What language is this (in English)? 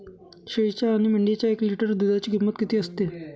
Marathi